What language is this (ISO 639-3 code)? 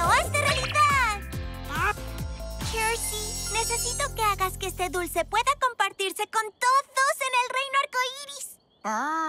spa